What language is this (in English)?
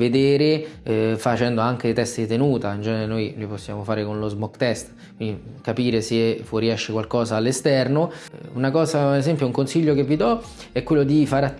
Italian